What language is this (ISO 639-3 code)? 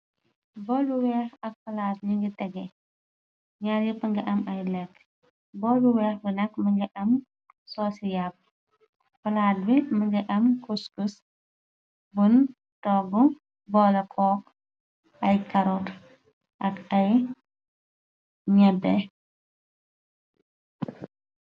wol